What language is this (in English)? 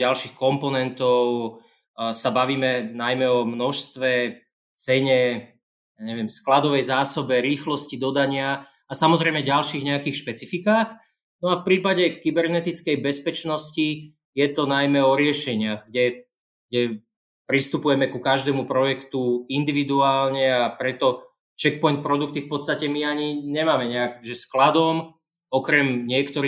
Slovak